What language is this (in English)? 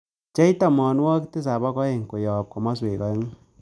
Kalenjin